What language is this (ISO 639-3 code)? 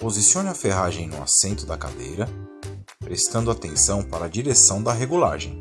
por